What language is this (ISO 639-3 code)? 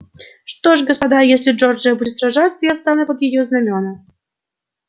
rus